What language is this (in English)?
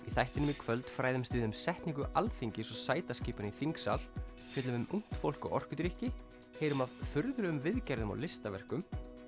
Icelandic